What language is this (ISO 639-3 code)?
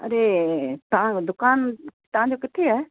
snd